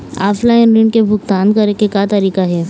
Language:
Chhattisgarhi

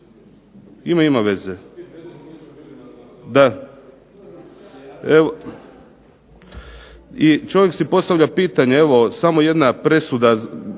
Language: Croatian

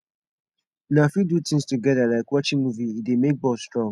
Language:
Nigerian Pidgin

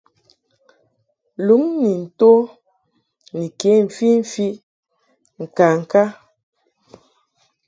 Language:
Mungaka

